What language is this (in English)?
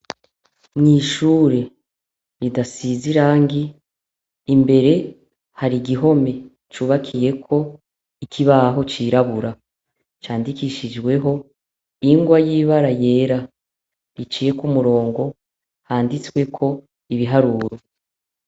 Rundi